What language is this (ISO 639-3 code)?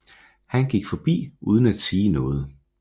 dan